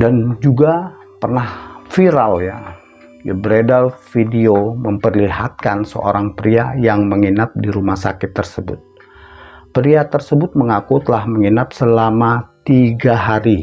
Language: Indonesian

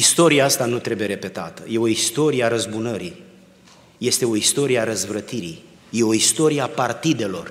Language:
Romanian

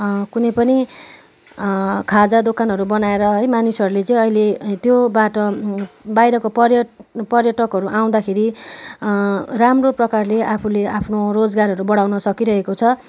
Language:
Nepali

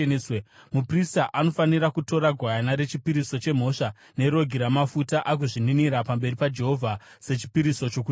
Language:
Shona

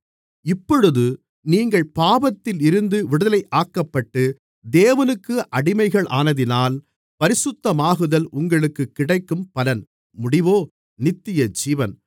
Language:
Tamil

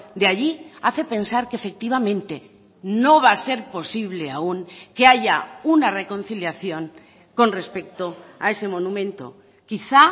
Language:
Spanish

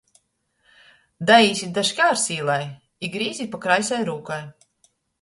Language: Latgalian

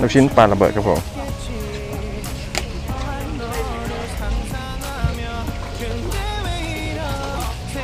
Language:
Thai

